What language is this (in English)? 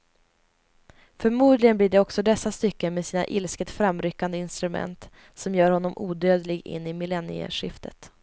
Swedish